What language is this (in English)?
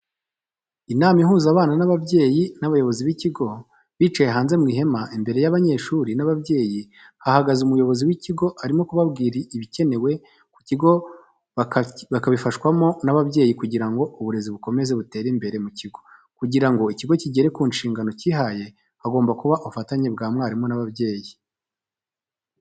Kinyarwanda